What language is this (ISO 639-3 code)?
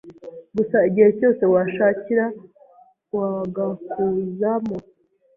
kin